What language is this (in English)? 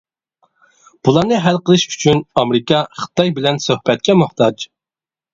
Uyghur